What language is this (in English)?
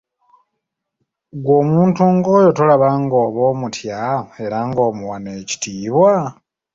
Ganda